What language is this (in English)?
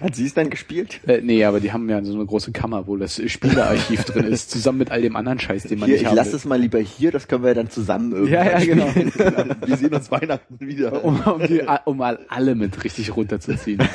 German